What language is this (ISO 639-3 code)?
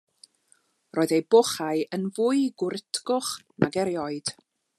cym